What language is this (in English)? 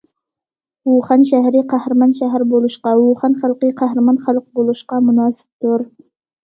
Uyghur